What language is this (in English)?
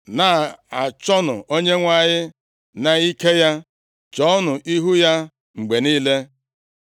Igbo